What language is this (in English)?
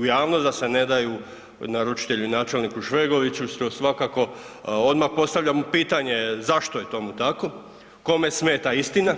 Croatian